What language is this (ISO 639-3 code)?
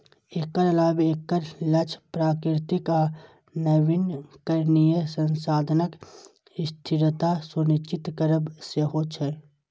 mai